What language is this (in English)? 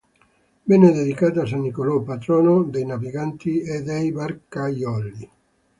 Italian